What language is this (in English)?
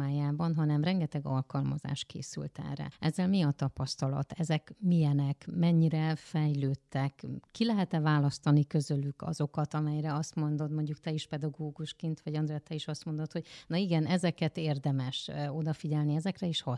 Hungarian